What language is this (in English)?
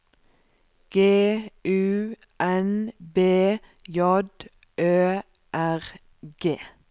Norwegian